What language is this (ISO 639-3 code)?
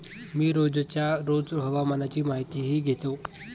mar